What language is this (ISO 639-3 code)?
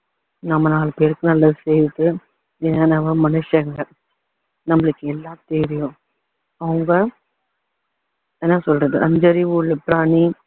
tam